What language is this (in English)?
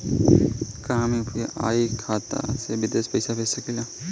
Bhojpuri